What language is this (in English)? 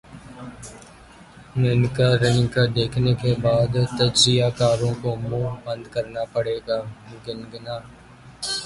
Urdu